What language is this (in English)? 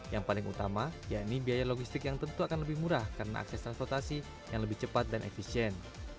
Indonesian